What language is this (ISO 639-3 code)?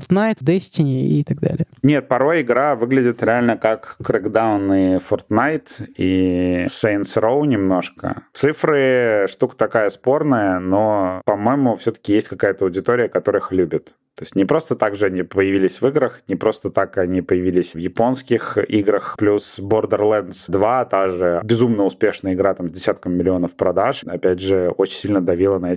rus